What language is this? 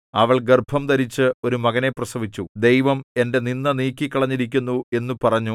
Malayalam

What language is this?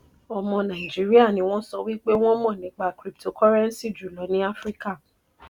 Yoruba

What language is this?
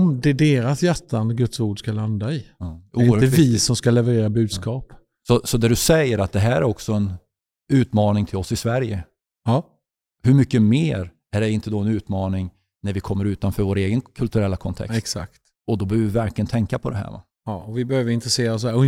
Swedish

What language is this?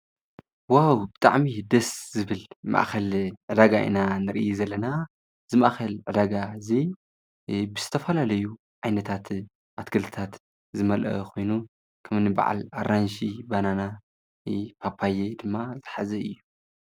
Tigrinya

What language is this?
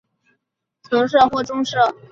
Chinese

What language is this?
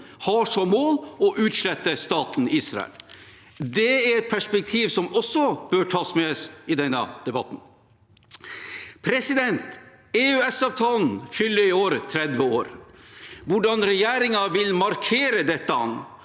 Norwegian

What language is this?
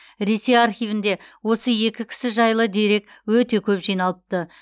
Kazakh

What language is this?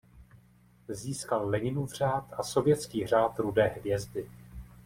Czech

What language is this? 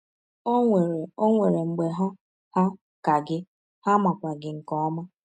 Igbo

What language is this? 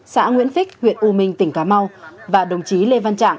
Vietnamese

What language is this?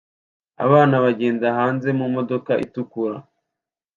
Kinyarwanda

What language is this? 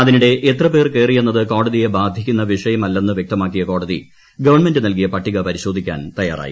Malayalam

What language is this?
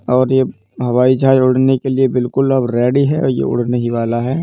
Hindi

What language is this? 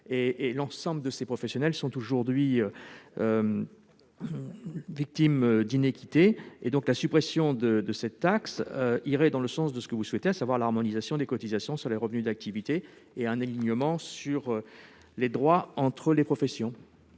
French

